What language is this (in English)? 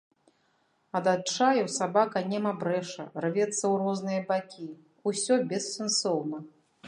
Belarusian